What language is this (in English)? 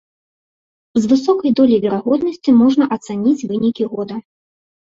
Belarusian